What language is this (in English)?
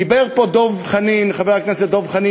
Hebrew